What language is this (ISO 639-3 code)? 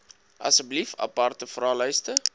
afr